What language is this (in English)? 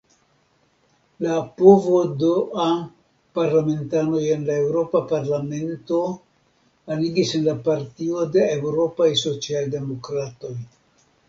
Esperanto